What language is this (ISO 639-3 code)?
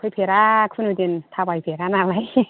brx